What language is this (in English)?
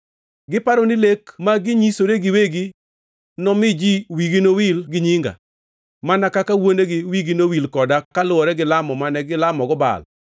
Luo (Kenya and Tanzania)